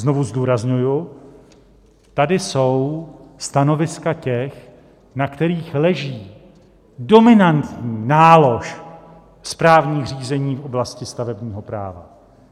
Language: Czech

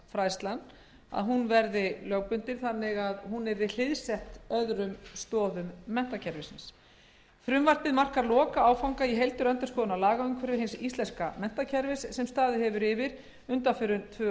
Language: Icelandic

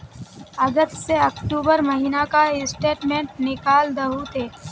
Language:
Magahi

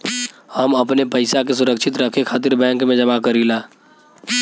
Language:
Bhojpuri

